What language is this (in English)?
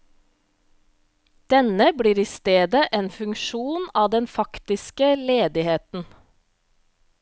Norwegian